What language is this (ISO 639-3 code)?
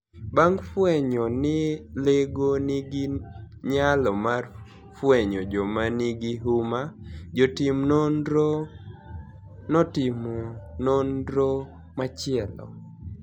luo